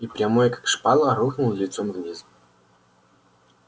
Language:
Russian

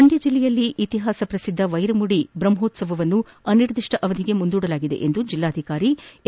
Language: Kannada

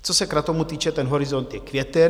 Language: Czech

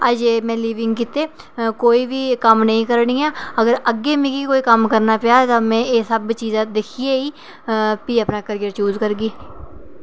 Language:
Dogri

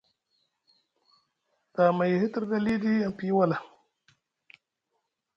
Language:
Musgu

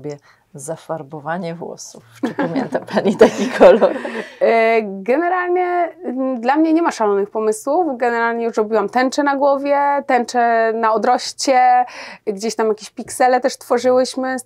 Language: Polish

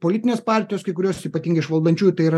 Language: Lithuanian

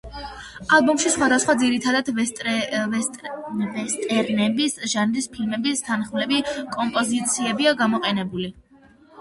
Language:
Georgian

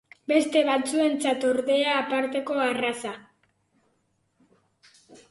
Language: Basque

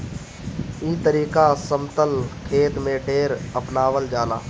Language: Bhojpuri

